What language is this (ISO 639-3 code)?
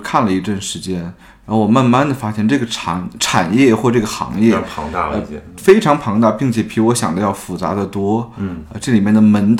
zho